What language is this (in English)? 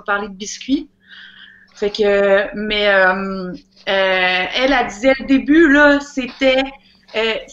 French